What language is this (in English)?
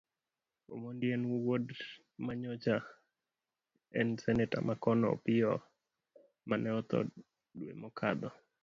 Luo (Kenya and Tanzania)